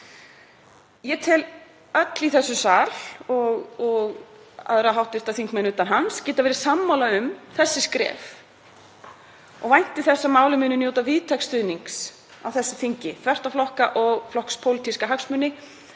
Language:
Icelandic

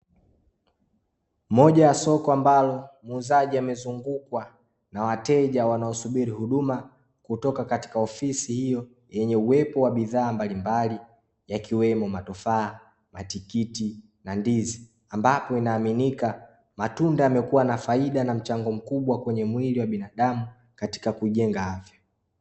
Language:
Swahili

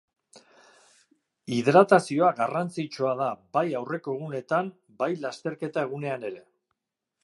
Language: Basque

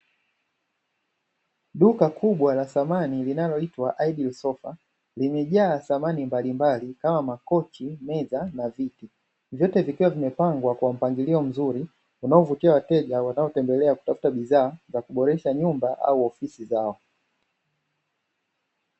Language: Swahili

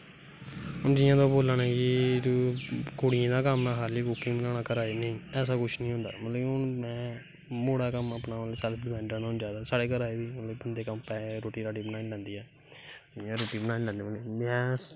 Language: Dogri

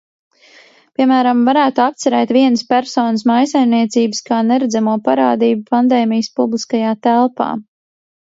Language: Latvian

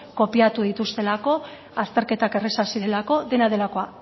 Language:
Basque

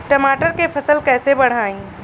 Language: Bhojpuri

